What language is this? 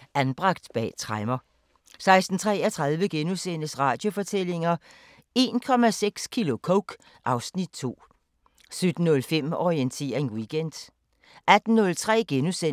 Danish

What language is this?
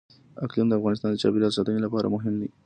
Pashto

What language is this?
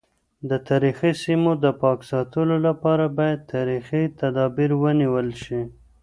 Pashto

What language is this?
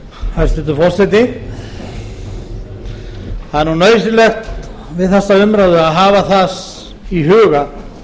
Icelandic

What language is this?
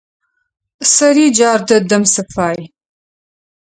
Adyghe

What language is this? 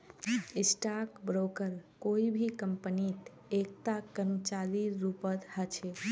Magahi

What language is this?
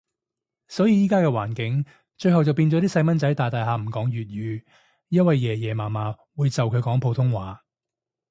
Cantonese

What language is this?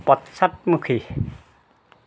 Assamese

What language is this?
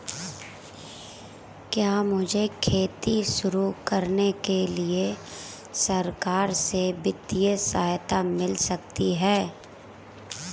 Hindi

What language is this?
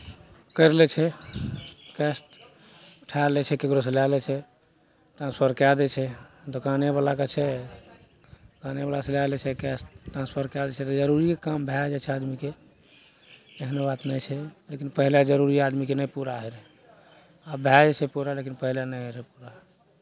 Maithili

